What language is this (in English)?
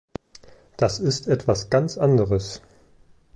German